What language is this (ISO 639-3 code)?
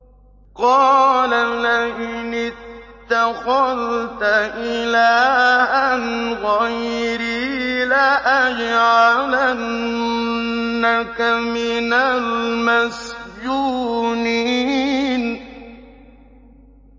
ara